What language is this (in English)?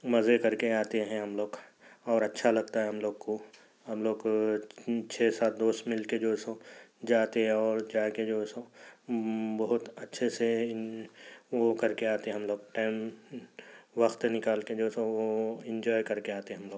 Urdu